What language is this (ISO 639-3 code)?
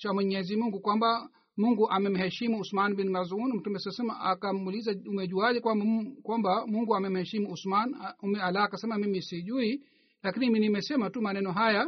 swa